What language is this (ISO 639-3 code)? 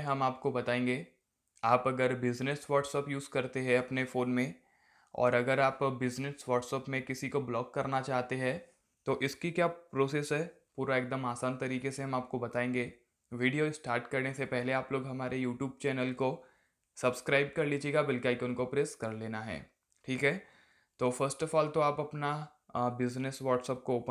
hin